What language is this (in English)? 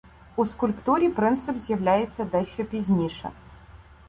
Ukrainian